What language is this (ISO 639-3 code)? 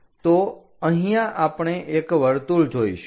guj